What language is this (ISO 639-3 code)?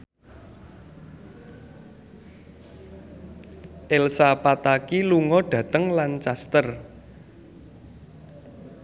jav